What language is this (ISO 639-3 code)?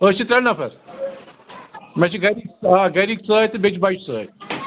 kas